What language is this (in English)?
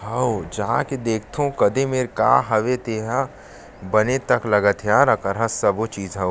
Chhattisgarhi